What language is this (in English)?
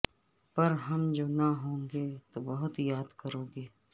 Urdu